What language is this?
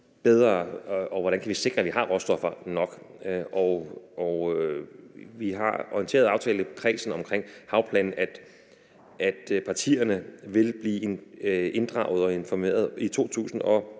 Danish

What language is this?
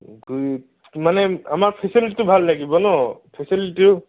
Assamese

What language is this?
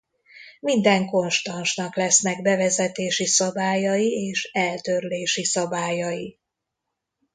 Hungarian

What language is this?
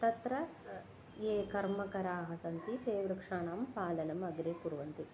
Sanskrit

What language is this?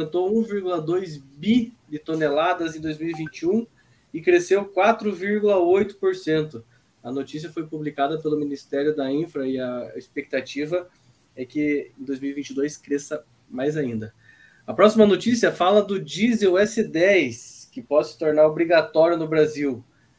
Portuguese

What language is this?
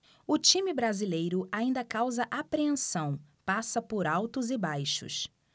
Portuguese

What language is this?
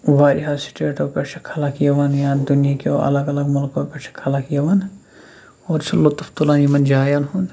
Kashmiri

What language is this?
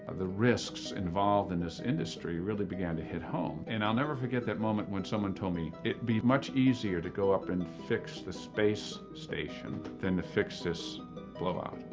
English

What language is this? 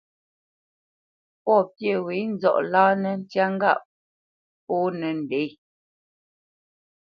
Bamenyam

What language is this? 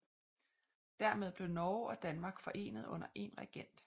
Danish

